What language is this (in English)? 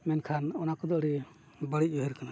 Santali